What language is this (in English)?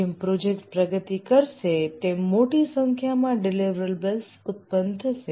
Gujarati